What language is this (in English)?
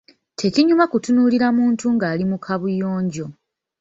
Ganda